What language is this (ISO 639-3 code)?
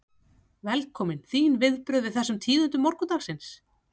isl